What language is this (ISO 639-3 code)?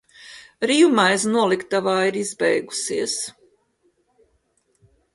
lav